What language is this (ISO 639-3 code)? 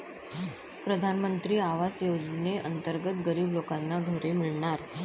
mar